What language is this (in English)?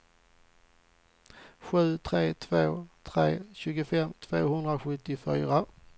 Swedish